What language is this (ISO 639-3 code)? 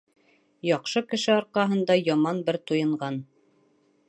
bak